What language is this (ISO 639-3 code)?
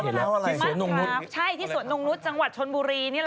tha